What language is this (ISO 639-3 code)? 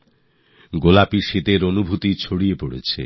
ben